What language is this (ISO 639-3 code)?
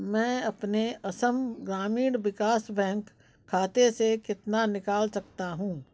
hin